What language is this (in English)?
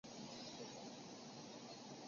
Chinese